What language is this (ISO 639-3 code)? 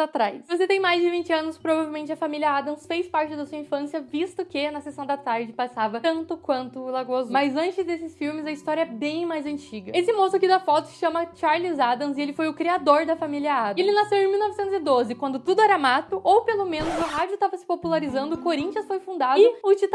por